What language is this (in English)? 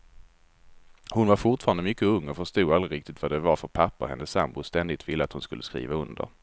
Swedish